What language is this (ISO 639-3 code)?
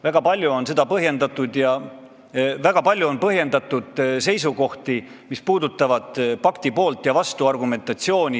est